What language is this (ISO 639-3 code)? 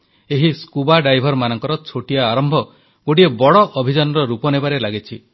ori